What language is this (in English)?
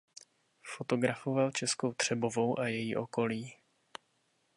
Czech